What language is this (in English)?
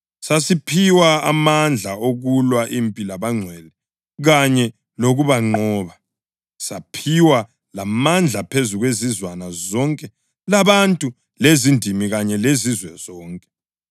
North Ndebele